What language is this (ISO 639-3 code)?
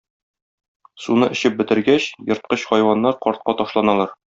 tat